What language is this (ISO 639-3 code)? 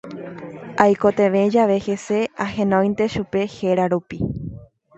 grn